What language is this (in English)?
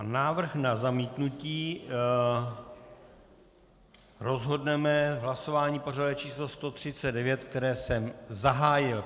Czech